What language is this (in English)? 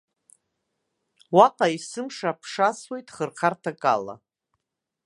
Abkhazian